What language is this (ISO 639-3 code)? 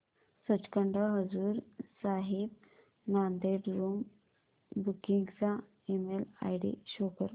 mar